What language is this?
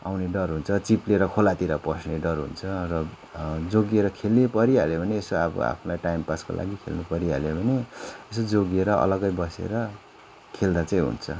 Nepali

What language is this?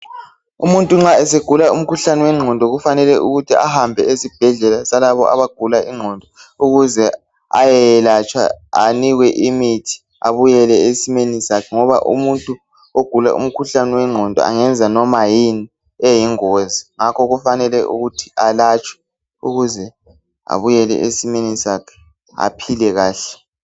North Ndebele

